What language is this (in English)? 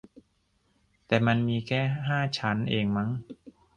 Thai